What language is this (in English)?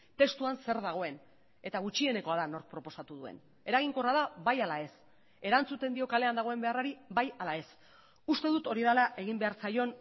Basque